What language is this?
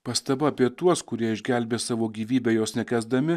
Lithuanian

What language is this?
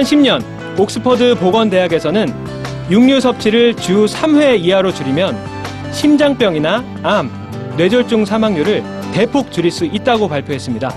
Korean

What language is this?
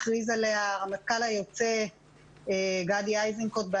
Hebrew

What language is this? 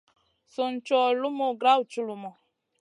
Masana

